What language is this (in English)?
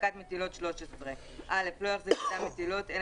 Hebrew